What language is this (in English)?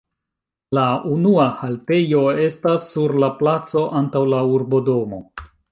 Esperanto